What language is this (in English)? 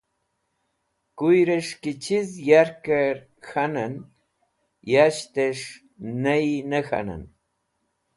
Wakhi